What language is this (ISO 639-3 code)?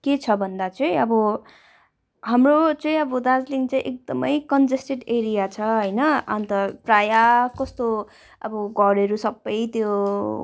nep